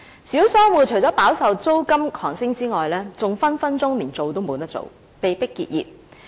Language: Cantonese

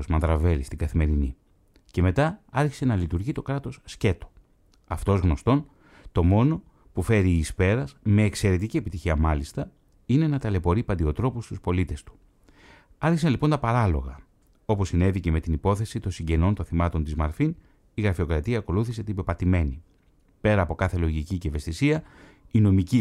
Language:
Greek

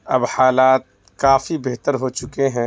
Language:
Urdu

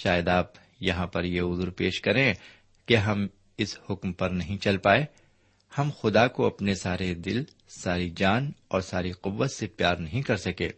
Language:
Urdu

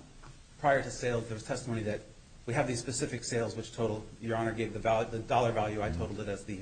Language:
English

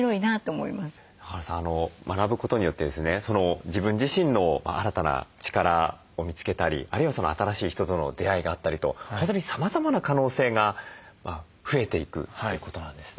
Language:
Japanese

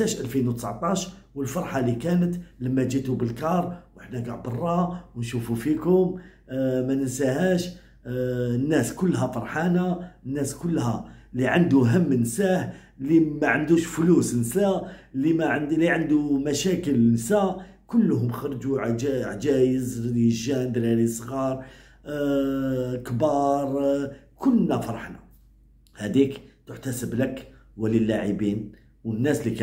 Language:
Arabic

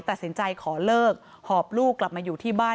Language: Thai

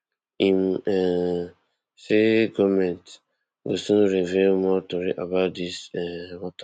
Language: Nigerian Pidgin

